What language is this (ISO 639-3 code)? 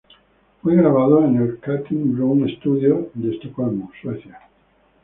spa